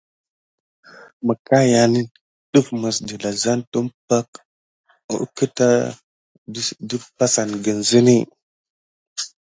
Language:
Gidar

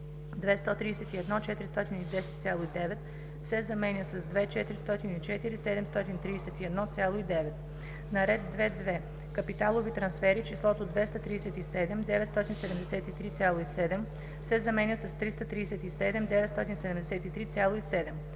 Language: Bulgarian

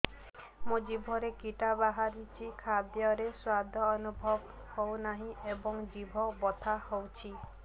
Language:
Odia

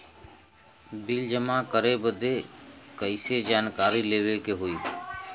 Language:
Bhojpuri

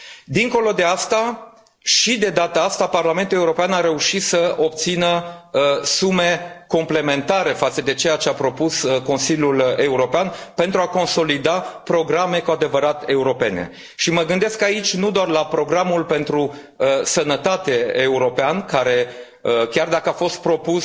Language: Romanian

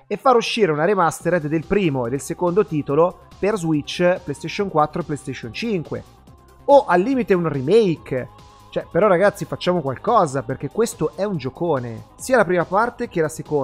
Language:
Italian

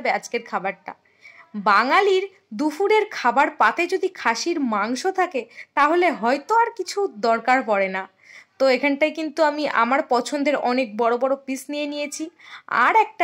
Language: Bangla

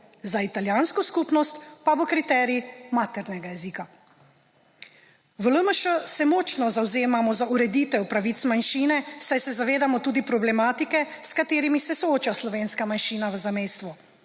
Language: Slovenian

